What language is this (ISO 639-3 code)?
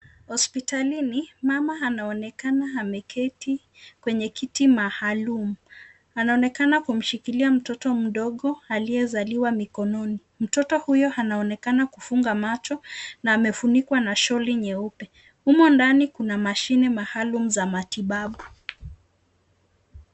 swa